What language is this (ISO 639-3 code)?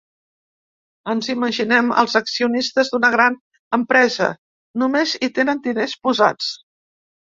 cat